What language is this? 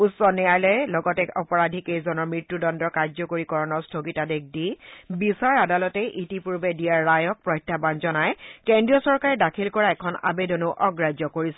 Assamese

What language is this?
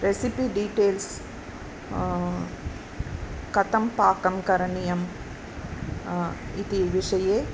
Sanskrit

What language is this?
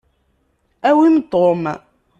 Kabyle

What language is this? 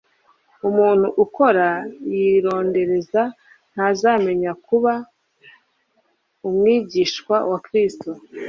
Kinyarwanda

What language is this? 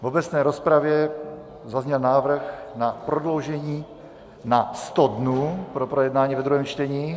Czech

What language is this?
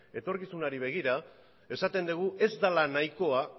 Basque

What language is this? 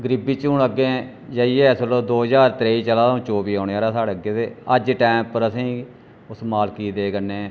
Dogri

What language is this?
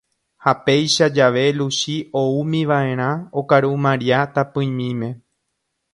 Guarani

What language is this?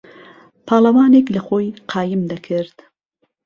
Central Kurdish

